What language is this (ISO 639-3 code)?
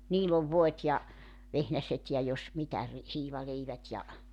fin